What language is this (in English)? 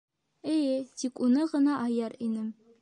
Bashkir